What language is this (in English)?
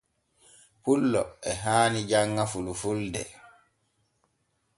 Borgu Fulfulde